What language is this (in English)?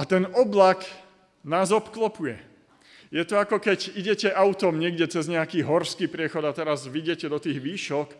Slovak